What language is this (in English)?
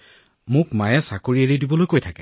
Assamese